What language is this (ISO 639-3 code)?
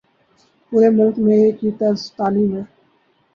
urd